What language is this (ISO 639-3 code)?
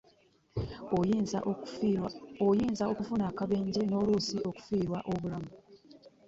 lug